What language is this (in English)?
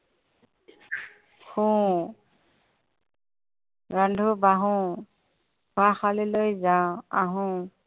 Assamese